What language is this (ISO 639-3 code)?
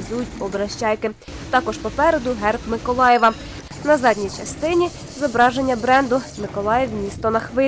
ukr